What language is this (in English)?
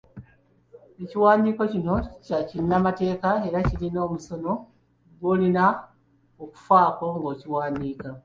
Ganda